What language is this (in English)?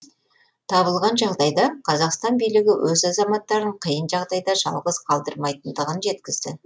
Kazakh